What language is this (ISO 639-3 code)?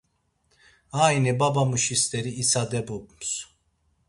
lzz